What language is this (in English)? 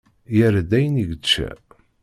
Kabyle